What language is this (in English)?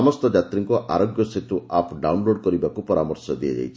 Odia